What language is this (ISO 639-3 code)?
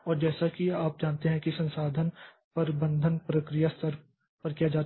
hin